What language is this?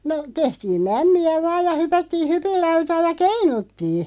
Finnish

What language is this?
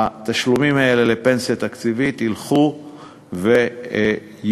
Hebrew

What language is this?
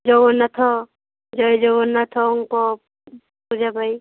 Odia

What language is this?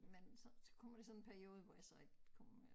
Danish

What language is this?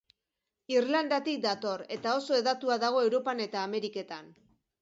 Basque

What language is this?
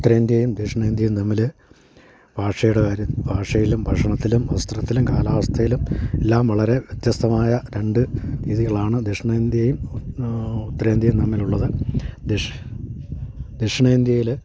Malayalam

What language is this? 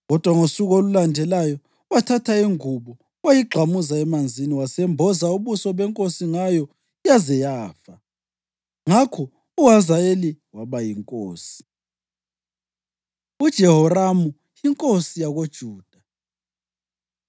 North Ndebele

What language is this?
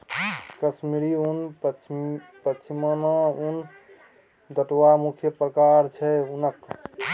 Maithili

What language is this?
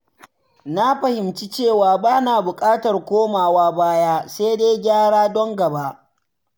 Hausa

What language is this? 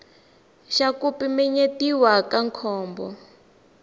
Tsonga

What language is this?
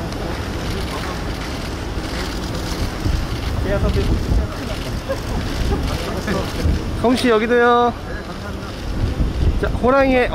Korean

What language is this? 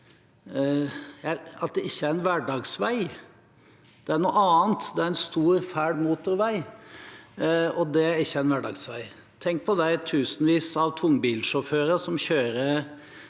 Norwegian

